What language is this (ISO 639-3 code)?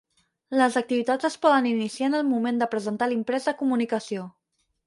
cat